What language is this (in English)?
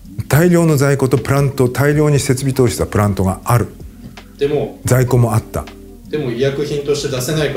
Japanese